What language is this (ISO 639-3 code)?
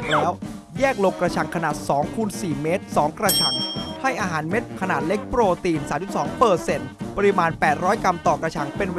tha